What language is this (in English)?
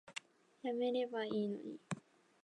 Japanese